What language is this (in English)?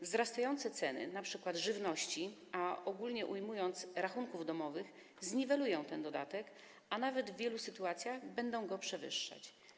Polish